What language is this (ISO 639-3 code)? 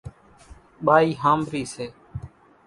gjk